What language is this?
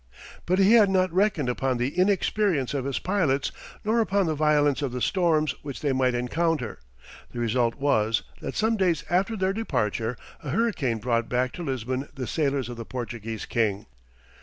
English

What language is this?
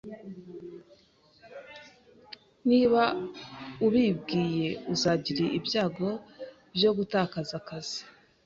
Kinyarwanda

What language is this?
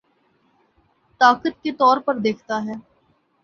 Urdu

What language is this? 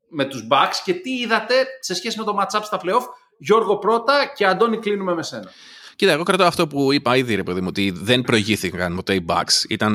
Greek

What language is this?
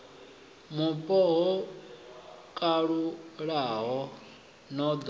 Venda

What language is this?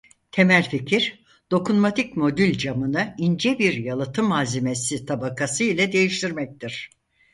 Turkish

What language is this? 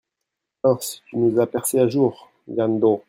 French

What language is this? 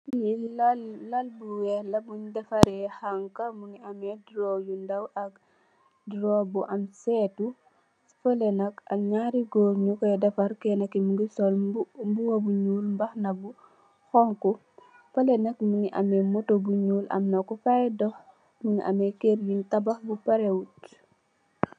Wolof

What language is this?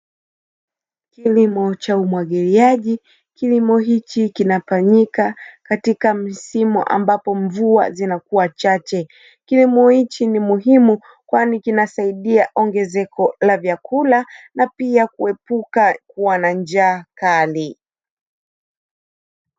Swahili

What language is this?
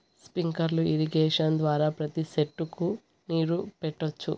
Telugu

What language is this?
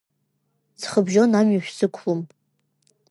Abkhazian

